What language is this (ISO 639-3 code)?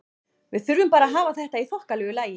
isl